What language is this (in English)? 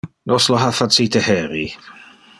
Interlingua